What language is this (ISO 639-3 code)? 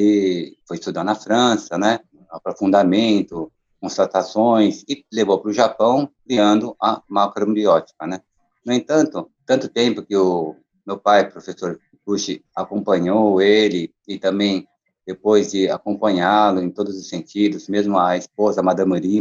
por